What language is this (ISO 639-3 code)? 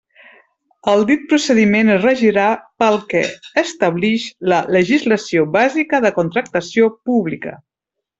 cat